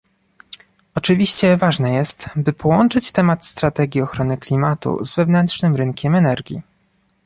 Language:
Polish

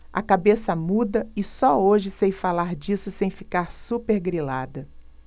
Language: Portuguese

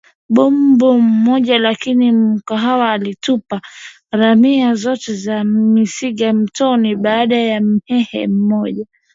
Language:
Swahili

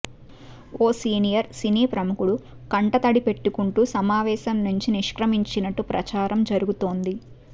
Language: Telugu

